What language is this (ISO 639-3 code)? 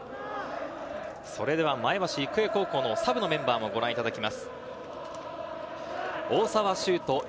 jpn